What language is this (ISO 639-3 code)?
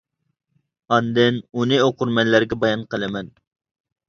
uig